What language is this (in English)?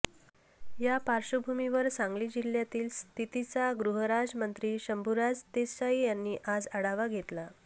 Marathi